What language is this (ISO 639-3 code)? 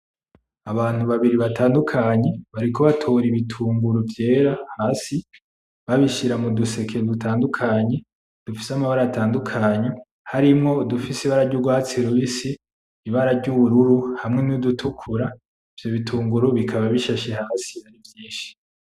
run